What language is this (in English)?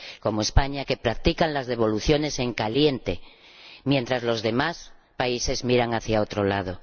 Spanish